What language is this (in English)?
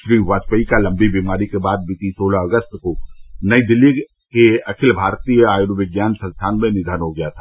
Hindi